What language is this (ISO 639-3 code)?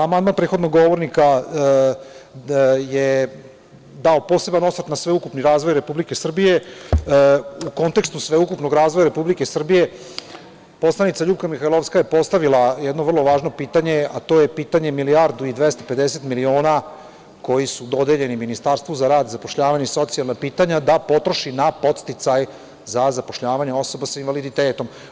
srp